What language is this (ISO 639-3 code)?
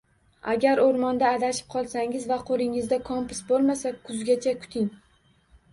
uzb